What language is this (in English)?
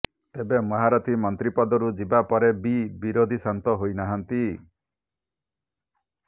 Odia